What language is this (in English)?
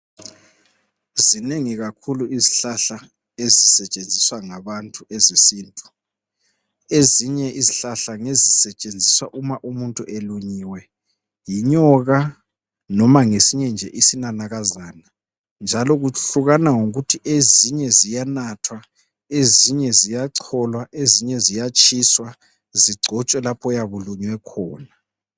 North Ndebele